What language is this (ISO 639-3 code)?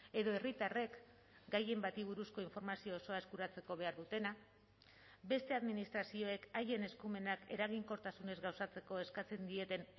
eus